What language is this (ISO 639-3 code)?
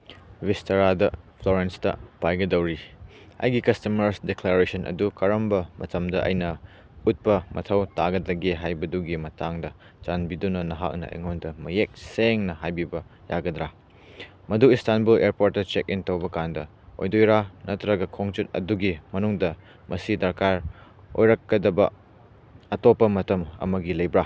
mni